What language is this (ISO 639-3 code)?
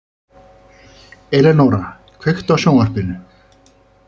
isl